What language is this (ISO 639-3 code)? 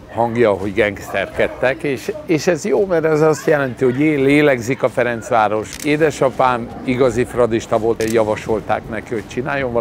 hun